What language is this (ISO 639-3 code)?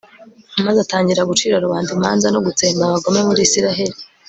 kin